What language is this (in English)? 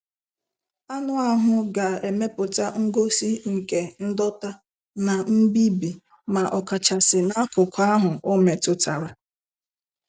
Igbo